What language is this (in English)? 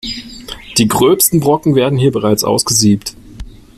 German